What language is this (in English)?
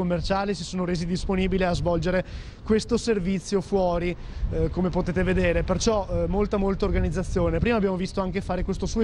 Italian